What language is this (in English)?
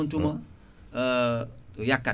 Fula